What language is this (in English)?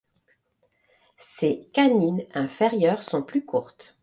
French